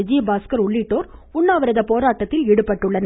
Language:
Tamil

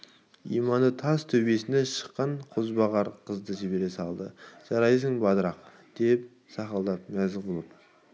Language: Kazakh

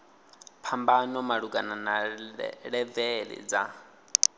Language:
Venda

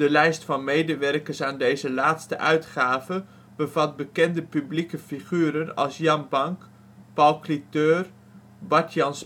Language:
Dutch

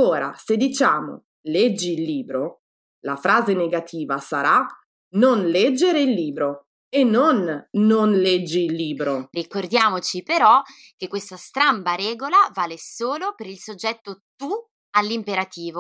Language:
Italian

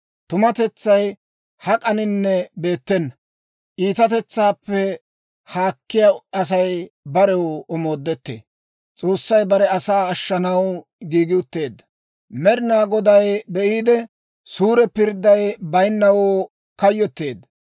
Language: Dawro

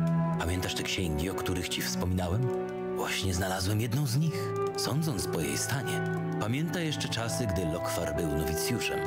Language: Polish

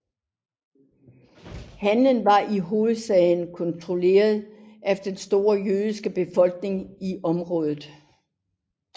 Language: Danish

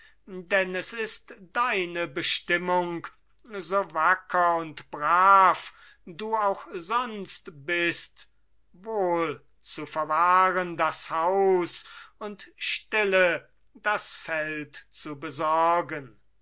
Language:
German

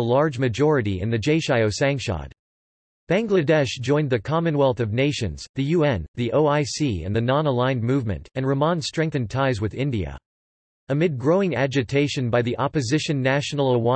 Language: English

